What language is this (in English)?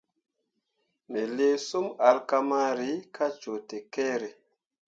Mundang